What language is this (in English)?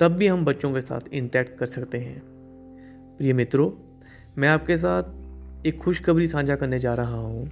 Hindi